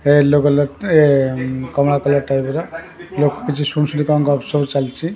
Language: Odia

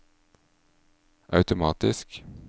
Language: Norwegian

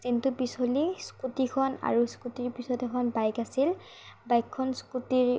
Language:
Assamese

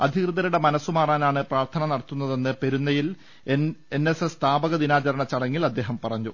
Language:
Malayalam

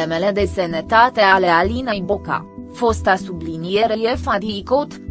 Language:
Romanian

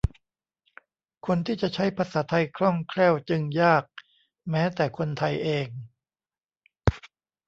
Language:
Thai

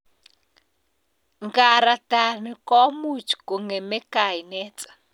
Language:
Kalenjin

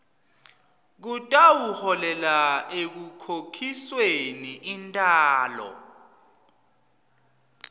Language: Swati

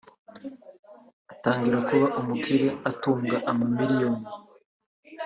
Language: Kinyarwanda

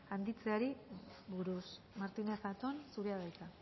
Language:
Basque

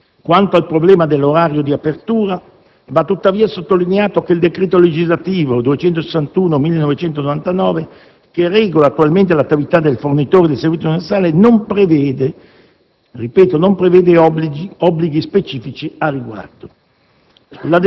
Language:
Italian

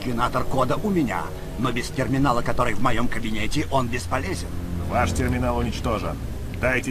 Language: Russian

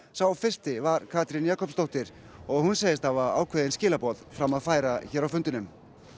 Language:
Icelandic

